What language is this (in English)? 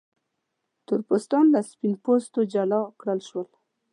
Pashto